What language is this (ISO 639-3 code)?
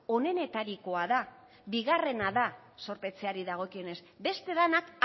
eus